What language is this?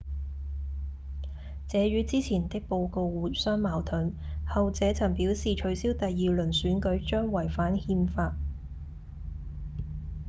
Cantonese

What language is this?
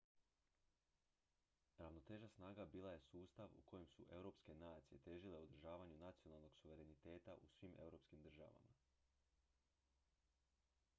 Croatian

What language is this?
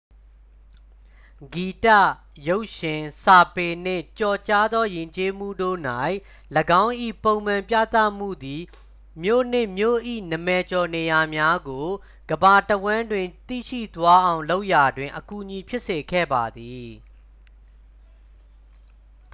Burmese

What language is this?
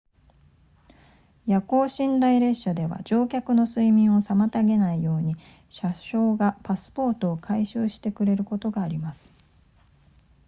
Japanese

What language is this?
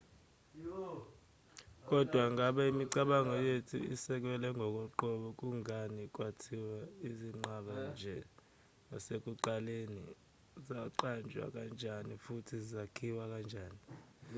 Zulu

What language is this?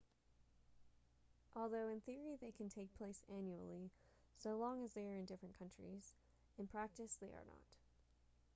English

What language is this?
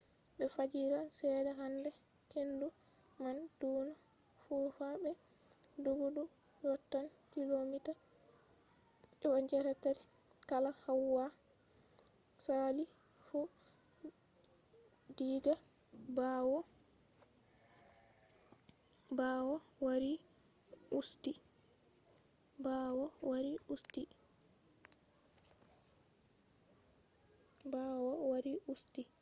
Fula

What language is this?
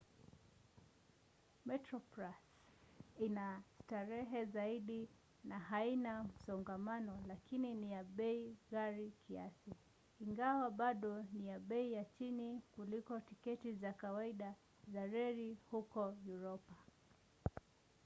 Swahili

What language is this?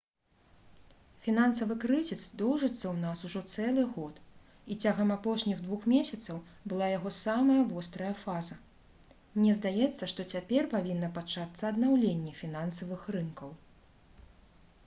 Belarusian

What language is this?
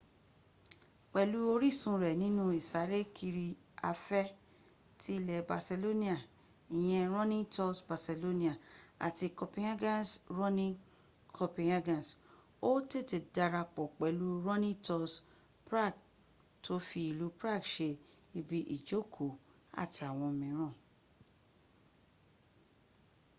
Yoruba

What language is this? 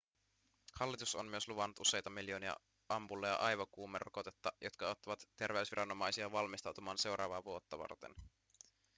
Finnish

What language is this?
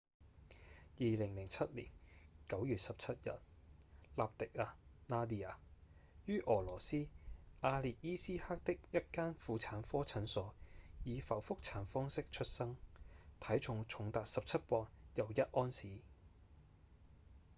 Cantonese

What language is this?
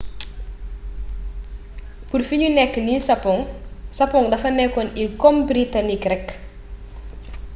Wolof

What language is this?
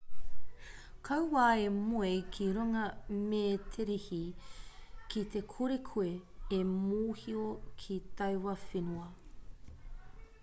Māori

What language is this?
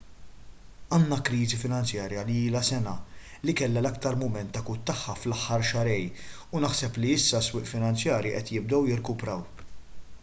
Maltese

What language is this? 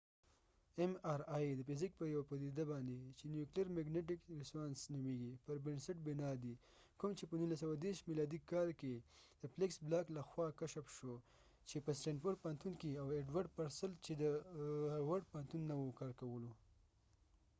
Pashto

